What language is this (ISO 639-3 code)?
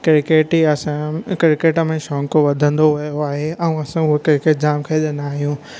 snd